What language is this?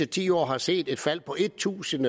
Danish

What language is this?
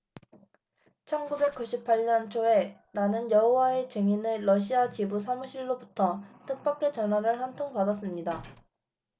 Korean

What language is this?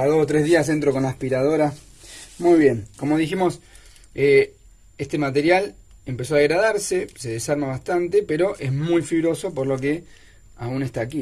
Spanish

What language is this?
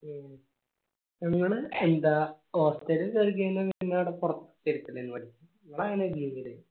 Malayalam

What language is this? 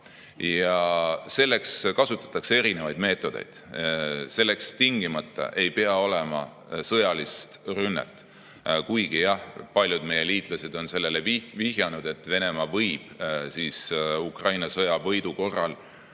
Estonian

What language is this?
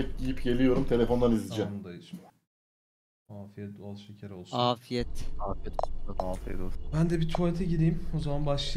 Turkish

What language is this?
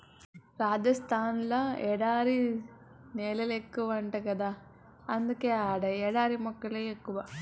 Telugu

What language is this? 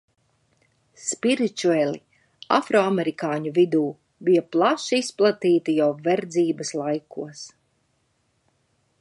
Latvian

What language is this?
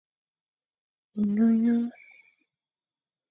Fang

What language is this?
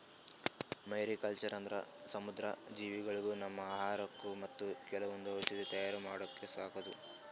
Kannada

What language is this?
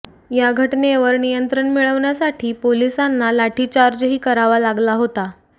Marathi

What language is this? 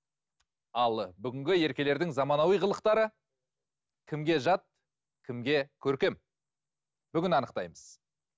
Kazakh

